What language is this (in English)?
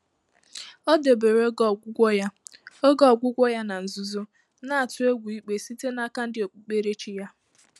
Igbo